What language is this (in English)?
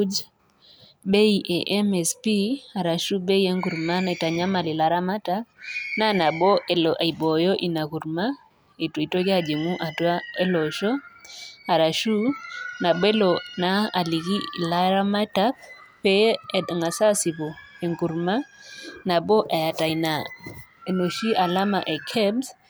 Masai